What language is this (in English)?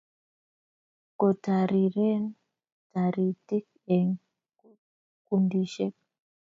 Kalenjin